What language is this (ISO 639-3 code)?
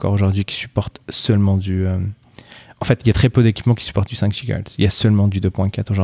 fra